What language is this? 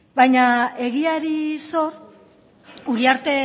Basque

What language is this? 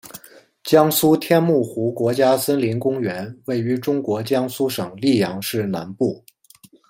Chinese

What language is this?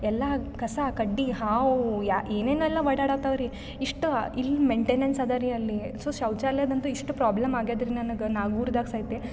Kannada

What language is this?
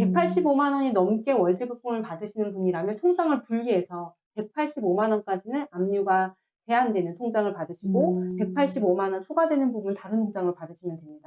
Korean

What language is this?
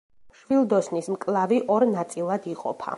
Georgian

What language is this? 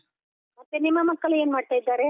Kannada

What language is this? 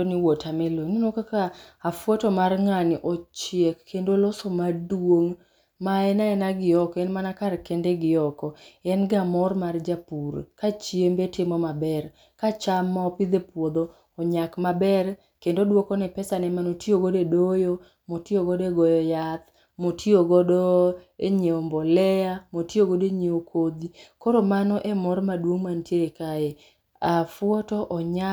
Luo (Kenya and Tanzania)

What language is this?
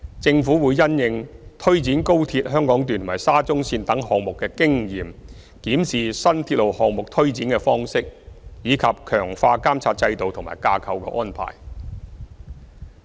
Cantonese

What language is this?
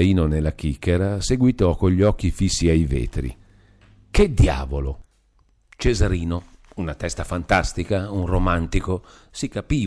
Italian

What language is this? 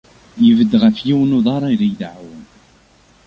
Kabyle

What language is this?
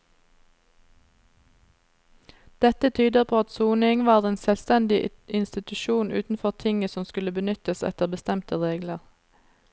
Norwegian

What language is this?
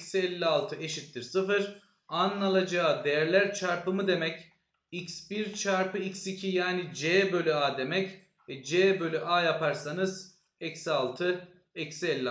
Turkish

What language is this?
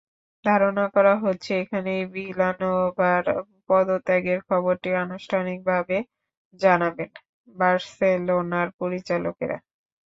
Bangla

